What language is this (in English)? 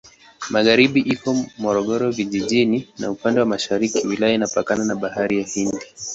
Swahili